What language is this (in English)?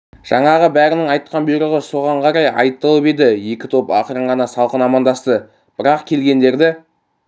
Kazakh